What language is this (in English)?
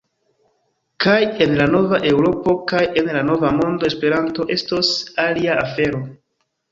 Esperanto